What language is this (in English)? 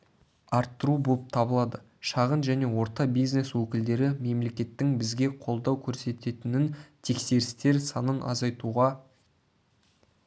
Kazakh